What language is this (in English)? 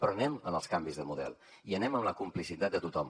Catalan